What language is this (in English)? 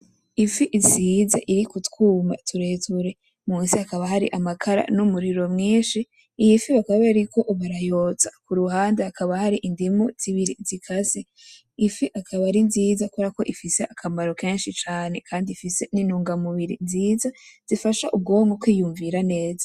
Rundi